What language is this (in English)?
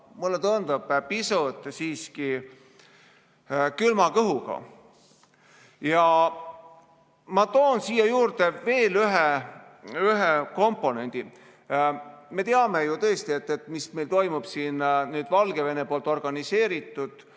Estonian